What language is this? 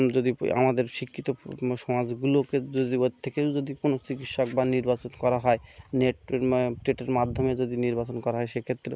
Bangla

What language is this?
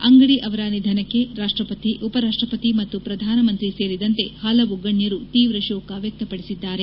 Kannada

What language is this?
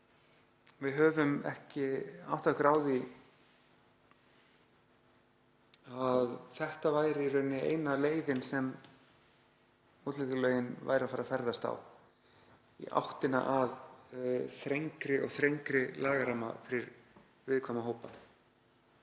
Icelandic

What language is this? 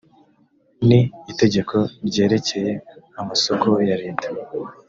Kinyarwanda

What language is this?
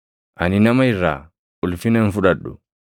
Oromo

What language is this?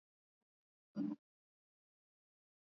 Swahili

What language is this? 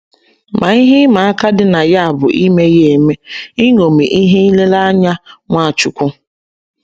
Igbo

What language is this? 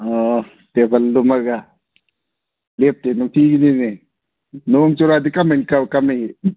Manipuri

